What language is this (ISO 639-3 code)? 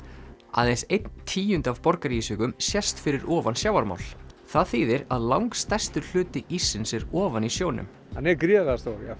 isl